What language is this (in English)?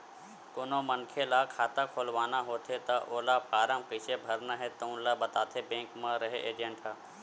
Chhattisgarhi